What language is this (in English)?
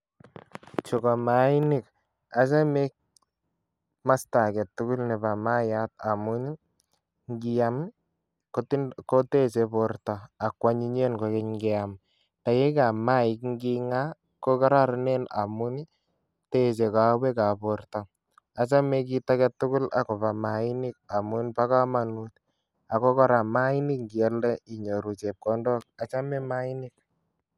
Kalenjin